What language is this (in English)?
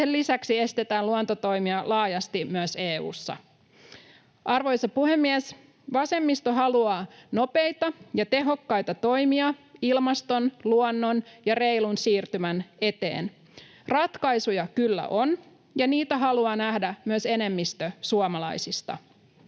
Finnish